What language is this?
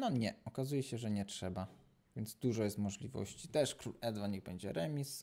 Polish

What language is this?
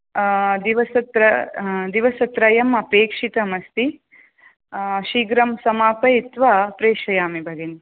Sanskrit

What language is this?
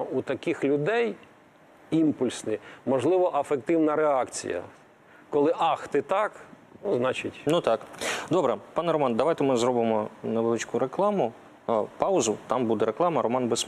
Ukrainian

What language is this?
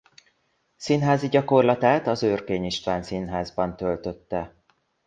Hungarian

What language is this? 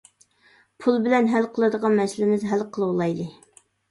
Uyghur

